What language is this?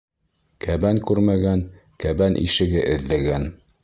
Bashkir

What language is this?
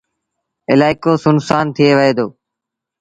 Sindhi Bhil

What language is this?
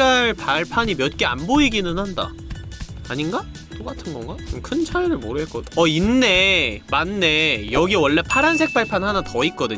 Korean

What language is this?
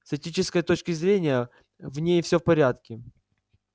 Russian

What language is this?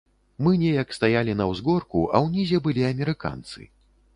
Belarusian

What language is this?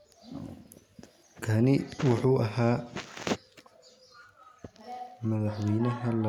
Somali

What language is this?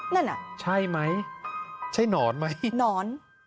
Thai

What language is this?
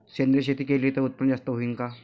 Marathi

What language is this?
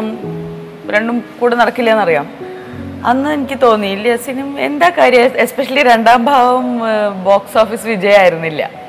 Malayalam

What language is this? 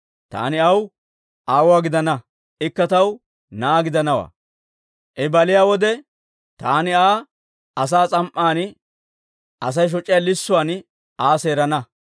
Dawro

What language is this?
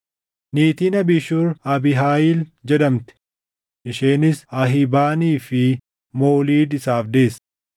Oromo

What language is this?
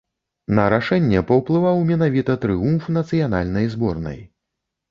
Belarusian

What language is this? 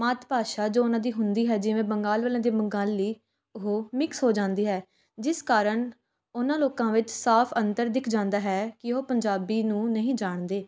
Punjabi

